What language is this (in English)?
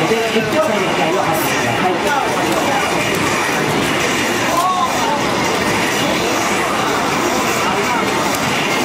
Japanese